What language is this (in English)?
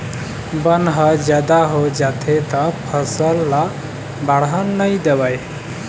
Chhattisgarhi